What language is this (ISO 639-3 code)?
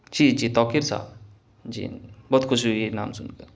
urd